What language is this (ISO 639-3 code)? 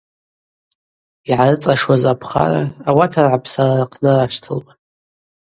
abq